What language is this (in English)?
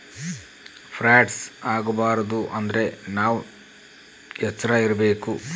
Kannada